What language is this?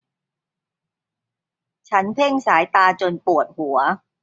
Thai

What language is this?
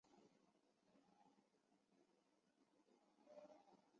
Chinese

